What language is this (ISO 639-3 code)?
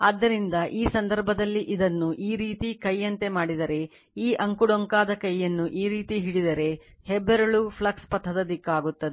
kan